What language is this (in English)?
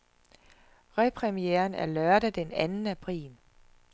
Danish